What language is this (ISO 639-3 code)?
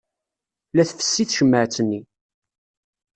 kab